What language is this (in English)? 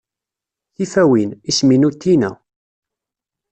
Kabyle